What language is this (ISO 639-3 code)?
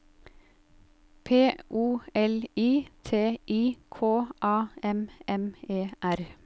nor